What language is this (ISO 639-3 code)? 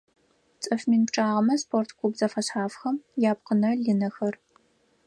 ady